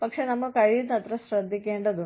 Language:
Malayalam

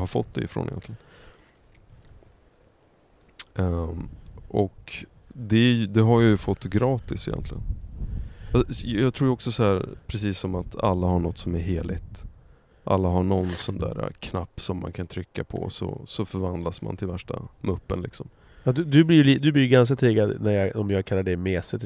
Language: Swedish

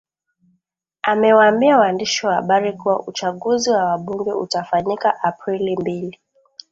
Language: Swahili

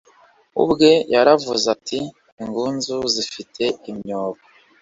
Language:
Kinyarwanda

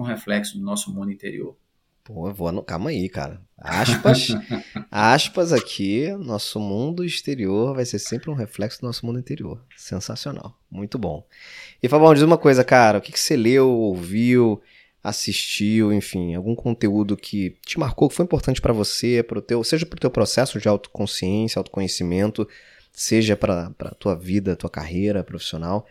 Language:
Portuguese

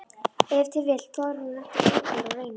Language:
Icelandic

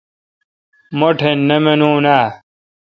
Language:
Kalkoti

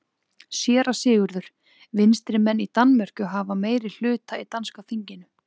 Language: Icelandic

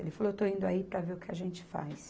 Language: Portuguese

